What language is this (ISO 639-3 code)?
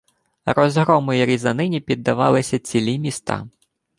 ukr